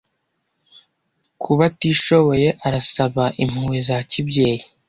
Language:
Kinyarwanda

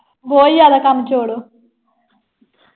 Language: Punjabi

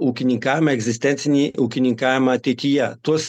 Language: Lithuanian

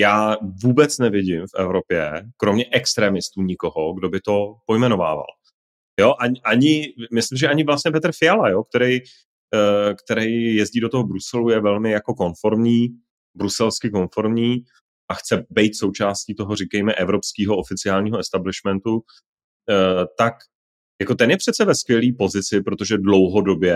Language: Czech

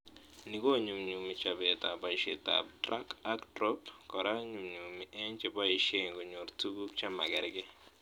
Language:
Kalenjin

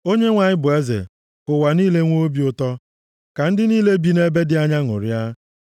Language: Igbo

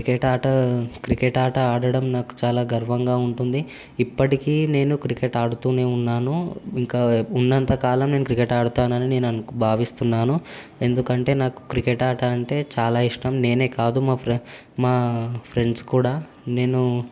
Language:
Telugu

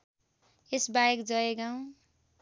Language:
Nepali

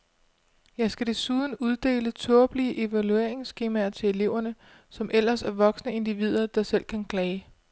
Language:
Danish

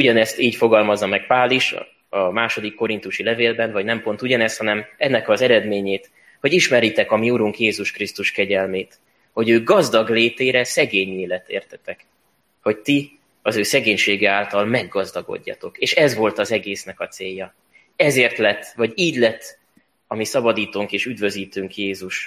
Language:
Hungarian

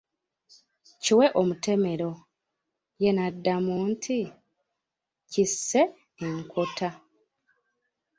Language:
Ganda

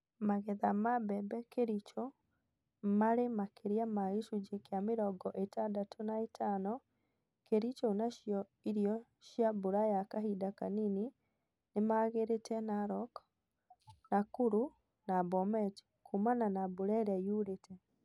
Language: Kikuyu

